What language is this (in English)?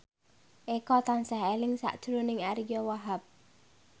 Javanese